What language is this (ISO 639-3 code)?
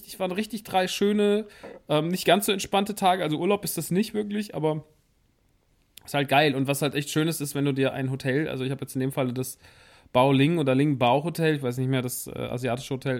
deu